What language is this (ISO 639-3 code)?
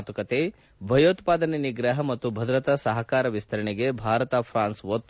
kan